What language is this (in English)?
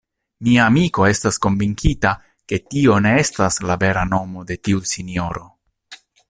Esperanto